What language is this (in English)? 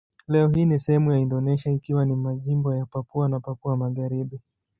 Swahili